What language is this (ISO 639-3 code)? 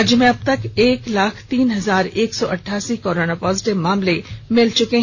hin